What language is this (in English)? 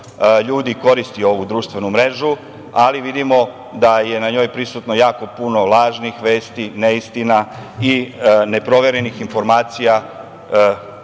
Serbian